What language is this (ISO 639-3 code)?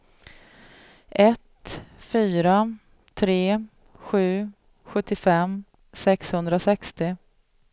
swe